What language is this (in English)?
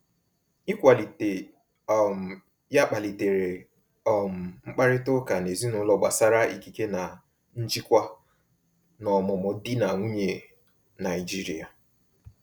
Igbo